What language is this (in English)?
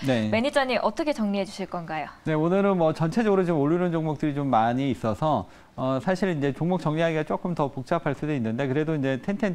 Korean